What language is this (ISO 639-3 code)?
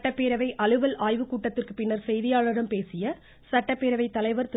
tam